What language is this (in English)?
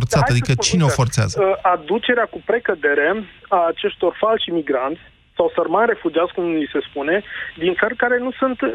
Romanian